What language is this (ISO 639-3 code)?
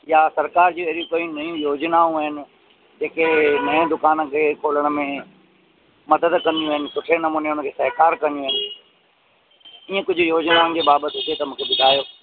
snd